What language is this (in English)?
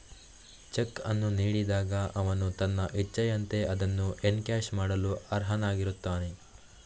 Kannada